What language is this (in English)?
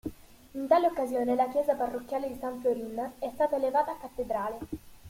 Italian